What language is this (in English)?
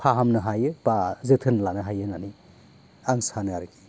Bodo